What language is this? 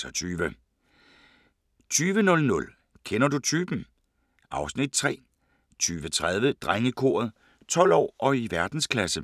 Danish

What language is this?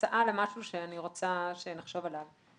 Hebrew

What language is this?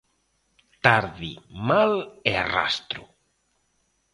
Galician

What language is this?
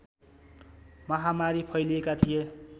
Nepali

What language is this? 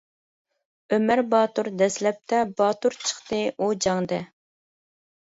Uyghur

